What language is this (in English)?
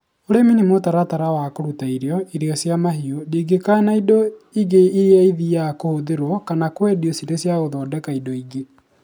Kikuyu